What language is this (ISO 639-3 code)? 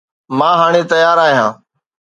snd